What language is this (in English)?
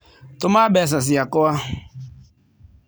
Kikuyu